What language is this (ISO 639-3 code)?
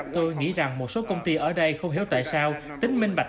vie